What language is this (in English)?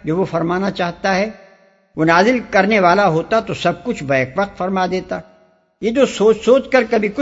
Urdu